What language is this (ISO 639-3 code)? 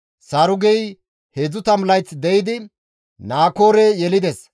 gmv